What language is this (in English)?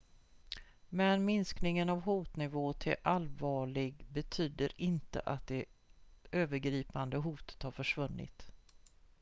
Swedish